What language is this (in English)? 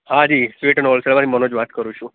Gujarati